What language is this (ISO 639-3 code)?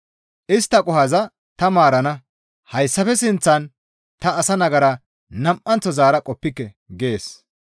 gmv